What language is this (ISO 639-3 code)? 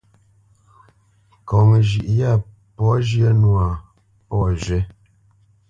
bce